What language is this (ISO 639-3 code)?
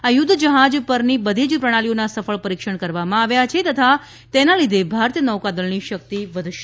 guj